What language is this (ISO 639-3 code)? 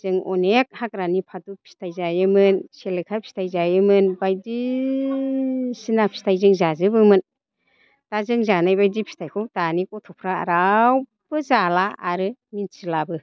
brx